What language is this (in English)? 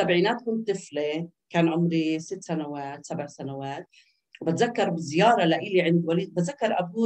Arabic